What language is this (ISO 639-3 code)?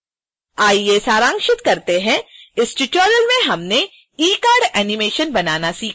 hin